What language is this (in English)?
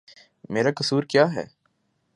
Urdu